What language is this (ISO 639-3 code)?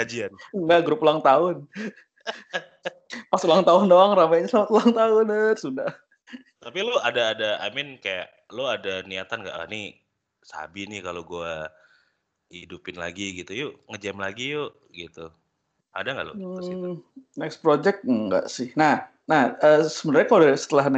ind